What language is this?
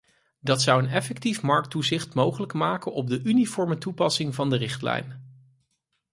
Dutch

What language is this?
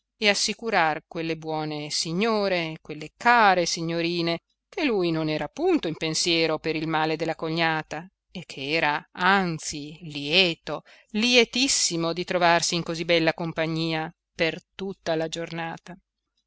Italian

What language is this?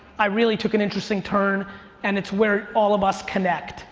English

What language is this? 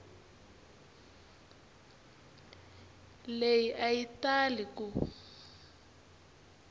Tsonga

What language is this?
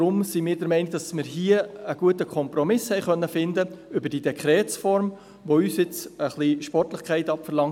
Swiss German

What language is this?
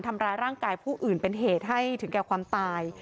Thai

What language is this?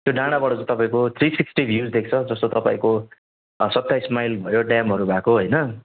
Nepali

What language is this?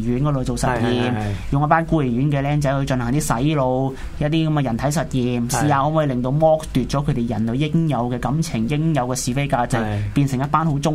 Chinese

